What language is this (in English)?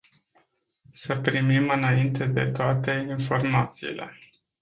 Romanian